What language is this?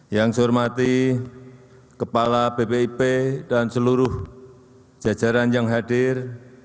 Indonesian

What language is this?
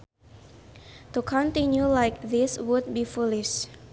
Sundanese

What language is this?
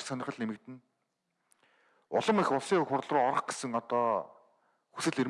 Korean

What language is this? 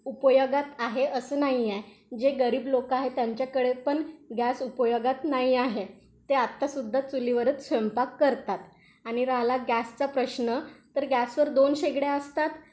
Marathi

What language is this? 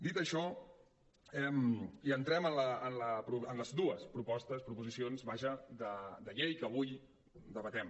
Catalan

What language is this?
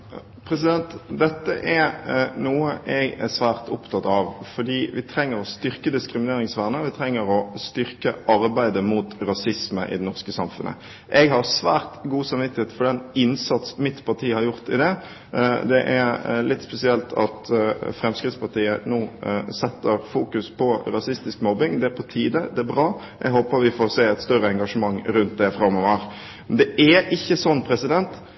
Norwegian Bokmål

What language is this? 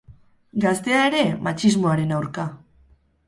Basque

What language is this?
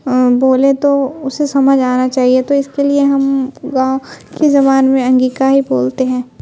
Urdu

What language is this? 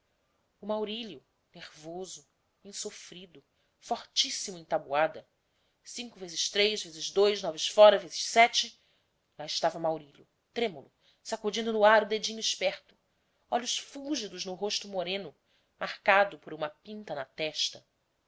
Portuguese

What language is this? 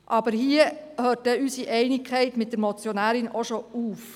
Swiss German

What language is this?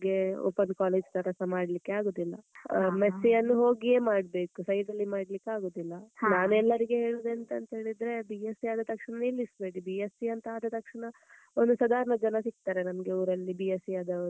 Kannada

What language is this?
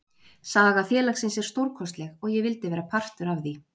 Icelandic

